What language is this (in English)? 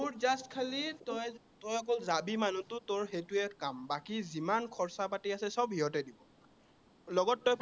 Assamese